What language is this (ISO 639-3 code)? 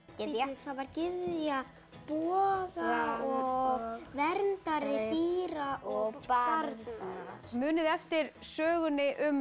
isl